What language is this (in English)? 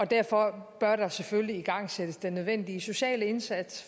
Danish